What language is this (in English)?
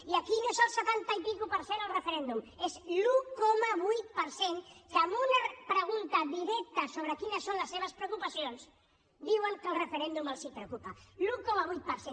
Catalan